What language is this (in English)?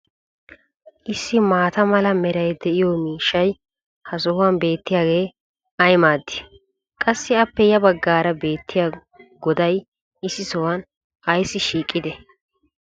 Wolaytta